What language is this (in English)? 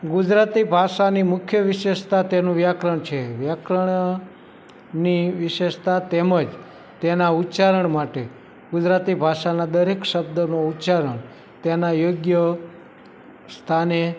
Gujarati